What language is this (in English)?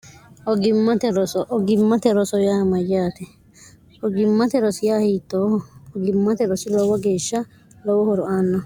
Sidamo